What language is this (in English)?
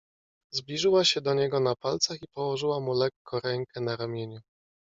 Polish